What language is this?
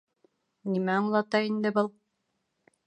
Bashkir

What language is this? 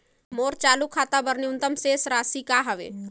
Chhattisgarhi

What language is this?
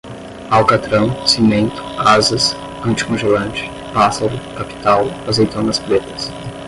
Portuguese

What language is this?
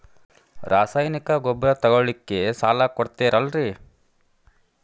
Kannada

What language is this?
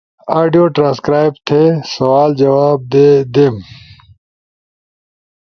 Ushojo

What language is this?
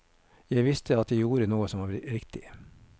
Norwegian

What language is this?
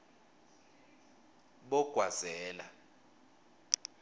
Swati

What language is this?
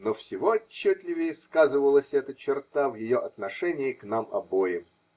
Russian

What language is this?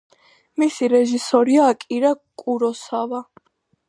Georgian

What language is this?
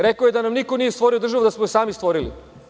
Serbian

